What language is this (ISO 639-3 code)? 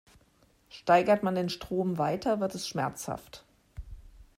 deu